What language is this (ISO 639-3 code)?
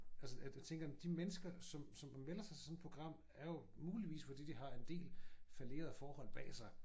dan